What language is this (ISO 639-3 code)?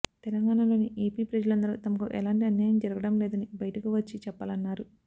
tel